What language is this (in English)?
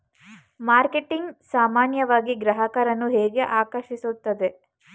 Kannada